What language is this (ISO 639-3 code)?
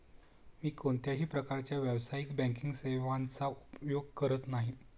mar